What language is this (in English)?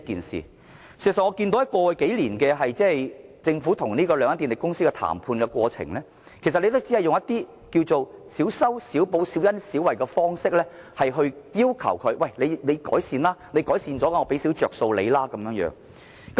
Cantonese